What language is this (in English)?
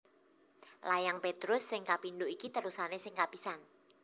Javanese